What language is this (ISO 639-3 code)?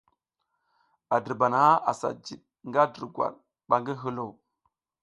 giz